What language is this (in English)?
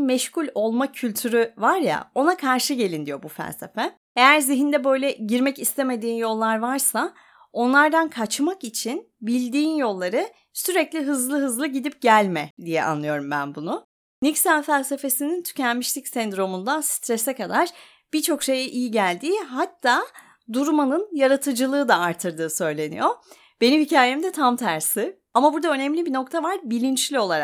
Turkish